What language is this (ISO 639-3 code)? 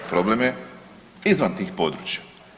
hrv